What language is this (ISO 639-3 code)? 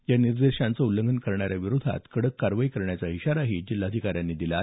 mar